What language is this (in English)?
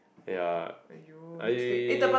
English